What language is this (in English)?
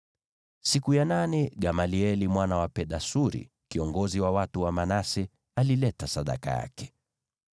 Swahili